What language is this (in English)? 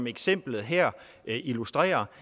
Danish